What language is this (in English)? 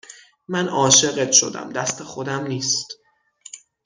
Persian